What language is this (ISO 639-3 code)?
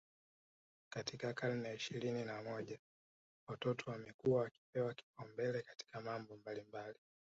swa